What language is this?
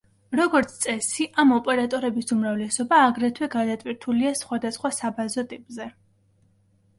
Georgian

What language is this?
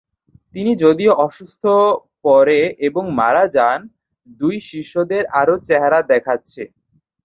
Bangla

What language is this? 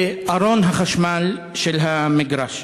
Hebrew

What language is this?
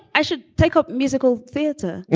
English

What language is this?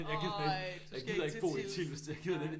Danish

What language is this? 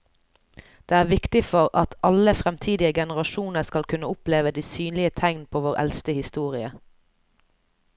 Norwegian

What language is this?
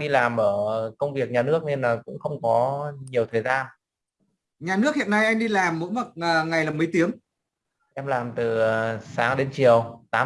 Vietnamese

